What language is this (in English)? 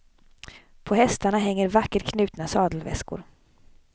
Swedish